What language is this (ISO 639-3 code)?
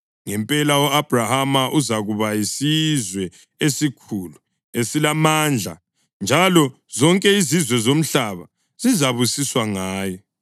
nde